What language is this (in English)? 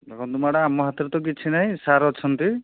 Odia